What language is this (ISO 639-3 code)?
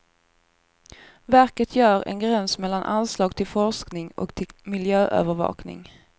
swe